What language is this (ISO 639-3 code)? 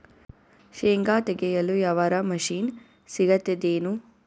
kan